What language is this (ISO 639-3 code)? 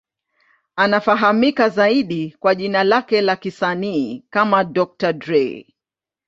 swa